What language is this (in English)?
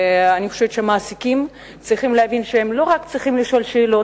Hebrew